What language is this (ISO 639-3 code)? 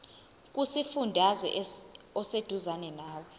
zul